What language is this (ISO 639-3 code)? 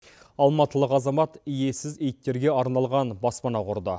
kaz